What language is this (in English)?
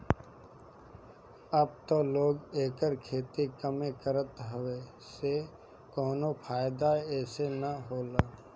Bhojpuri